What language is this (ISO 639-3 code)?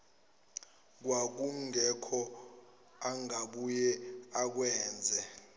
zul